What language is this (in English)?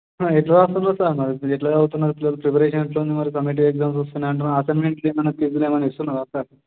Telugu